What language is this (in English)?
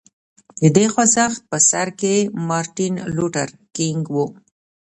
Pashto